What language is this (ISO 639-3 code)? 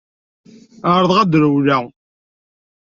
kab